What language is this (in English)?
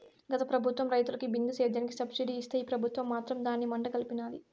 Telugu